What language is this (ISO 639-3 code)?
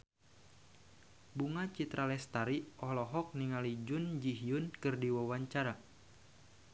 sun